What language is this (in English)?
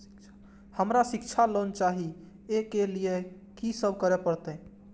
Maithili